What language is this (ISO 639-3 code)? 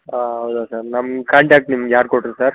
kan